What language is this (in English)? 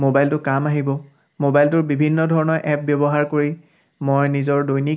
Assamese